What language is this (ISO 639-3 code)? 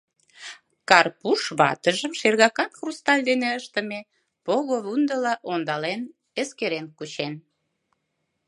chm